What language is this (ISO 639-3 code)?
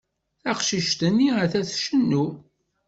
kab